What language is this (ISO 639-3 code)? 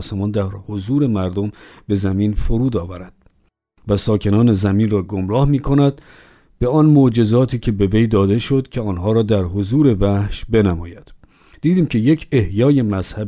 fas